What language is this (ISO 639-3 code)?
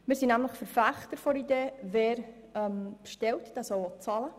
gsw